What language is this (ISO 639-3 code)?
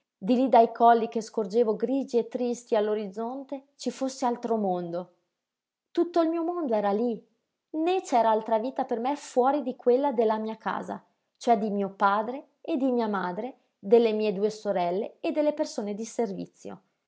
ita